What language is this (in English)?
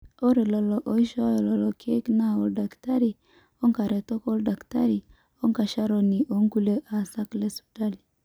Masai